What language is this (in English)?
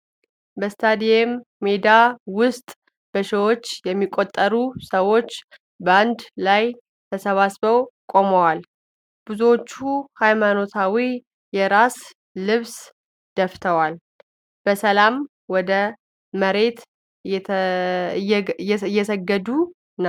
Amharic